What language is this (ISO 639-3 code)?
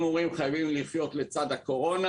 heb